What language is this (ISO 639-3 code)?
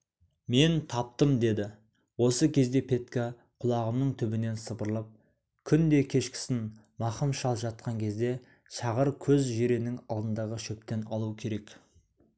kaz